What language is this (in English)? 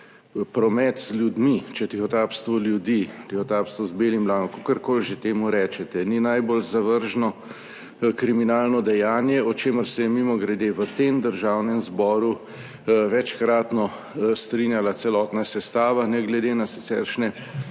Slovenian